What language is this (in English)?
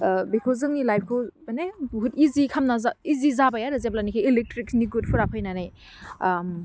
Bodo